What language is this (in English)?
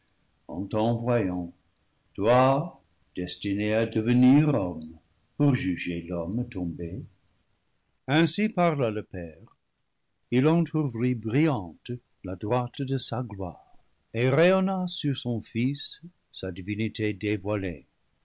French